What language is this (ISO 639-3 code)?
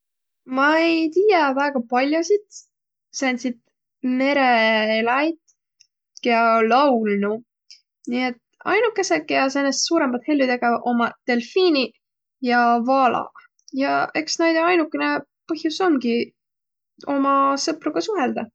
vro